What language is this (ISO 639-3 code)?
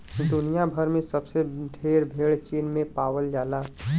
bho